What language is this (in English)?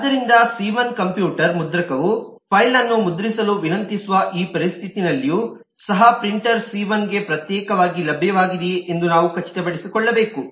Kannada